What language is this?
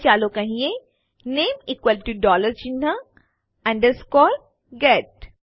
Gujarati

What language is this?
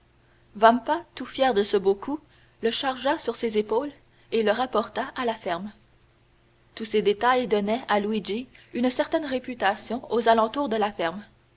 French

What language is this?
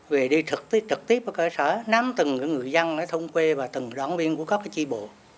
Vietnamese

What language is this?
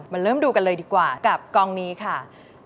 Thai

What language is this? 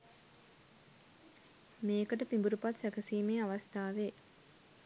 Sinhala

